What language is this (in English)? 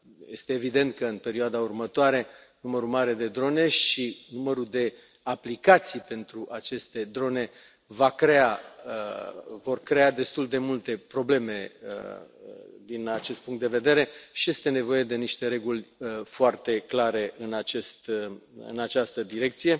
Romanian